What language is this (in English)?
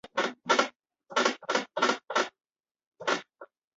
Chinese